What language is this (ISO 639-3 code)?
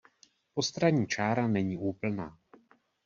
ces